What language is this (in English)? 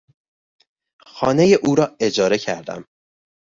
Persian